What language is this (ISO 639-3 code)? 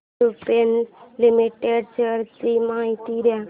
mar